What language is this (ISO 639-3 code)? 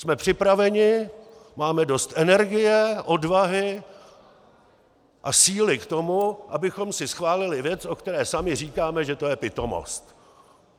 ces